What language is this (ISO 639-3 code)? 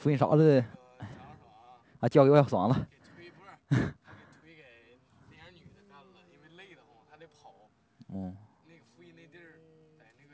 zho